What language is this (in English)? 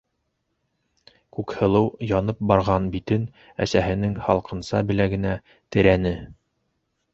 Bashkir